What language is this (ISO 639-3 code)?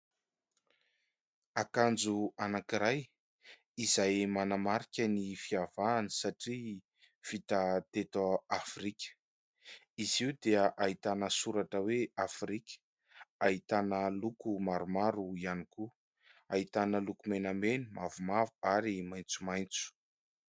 mlg